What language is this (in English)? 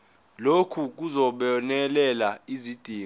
Zulu